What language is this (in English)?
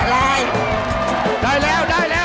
Thai